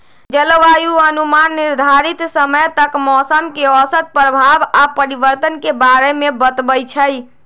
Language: Magahi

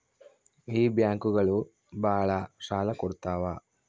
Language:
Kannada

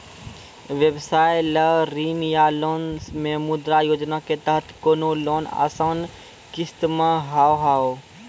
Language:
Maithili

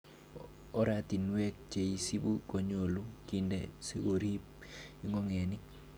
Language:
Kalenjin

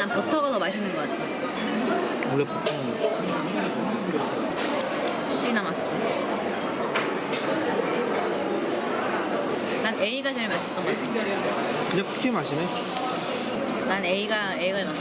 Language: Korean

